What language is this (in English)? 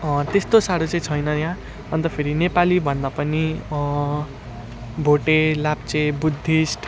Nepali